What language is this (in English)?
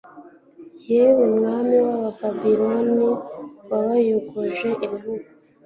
Kinyarwanda